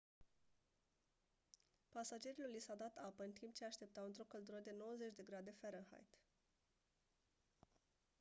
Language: Romanian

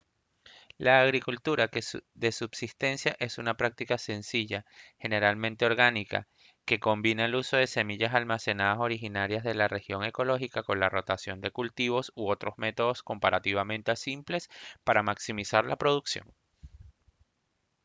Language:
Spanish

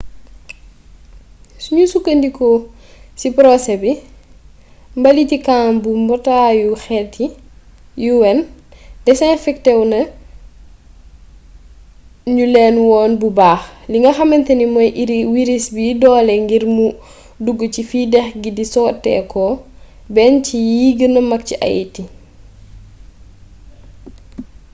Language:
Wolof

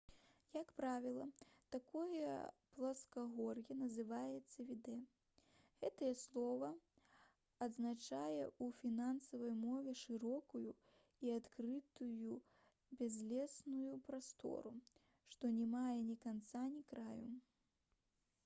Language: Belarusian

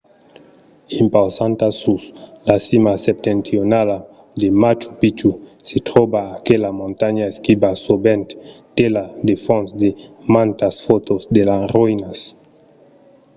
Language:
Occitan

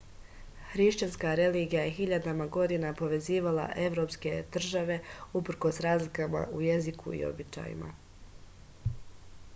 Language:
Serbian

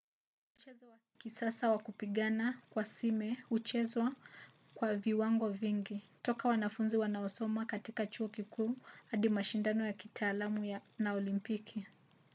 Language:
Swahili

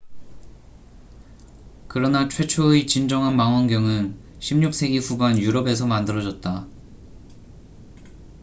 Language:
Korean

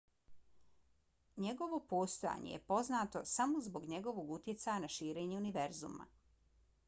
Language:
Bosnian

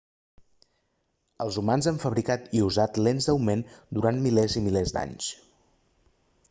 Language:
Catalan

